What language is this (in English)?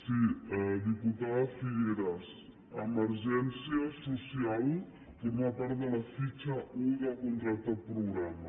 Catalan